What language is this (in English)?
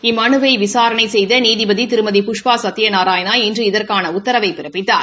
Tamil